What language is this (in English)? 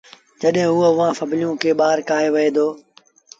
Sindhi Bhil